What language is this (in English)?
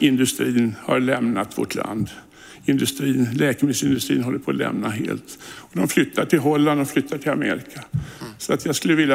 Swedish